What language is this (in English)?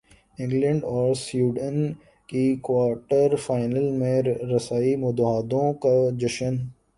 Urdu